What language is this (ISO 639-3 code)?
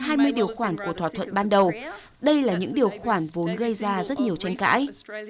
vie